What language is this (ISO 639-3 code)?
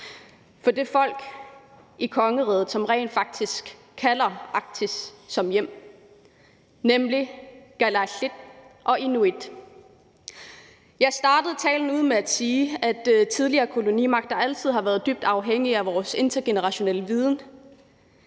dan